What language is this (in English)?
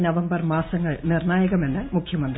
Malayalam